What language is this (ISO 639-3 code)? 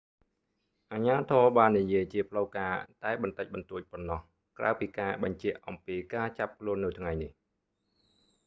khm